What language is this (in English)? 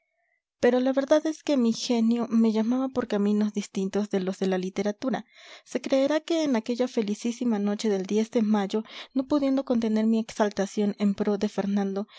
Spanish